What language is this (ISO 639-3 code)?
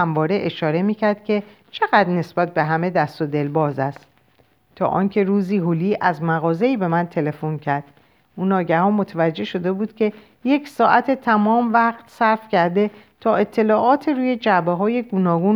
fas